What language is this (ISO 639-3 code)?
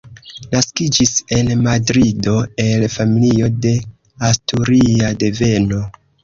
epo